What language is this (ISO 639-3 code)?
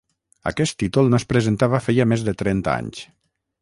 cat